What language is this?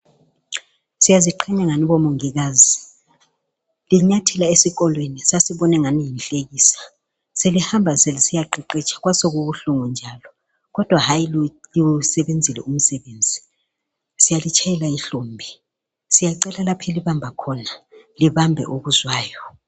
North Ndebele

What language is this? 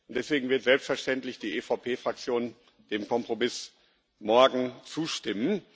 German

